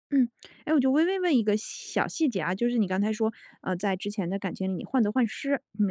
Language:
Chinese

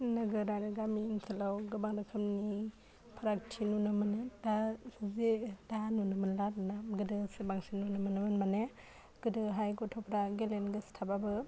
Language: Bodo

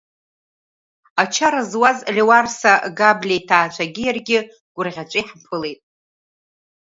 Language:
Abkhazian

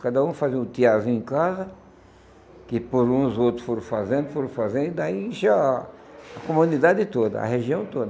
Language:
Portuguese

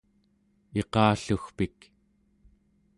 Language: Central Yupik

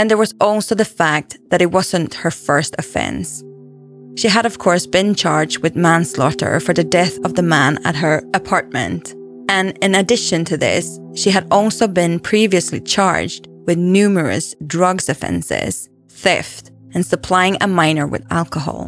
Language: English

